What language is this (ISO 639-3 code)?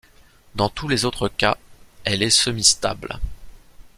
fra